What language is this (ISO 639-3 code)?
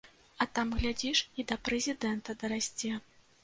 bel